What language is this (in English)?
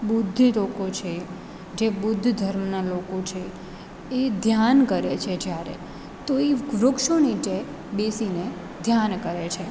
Gujarati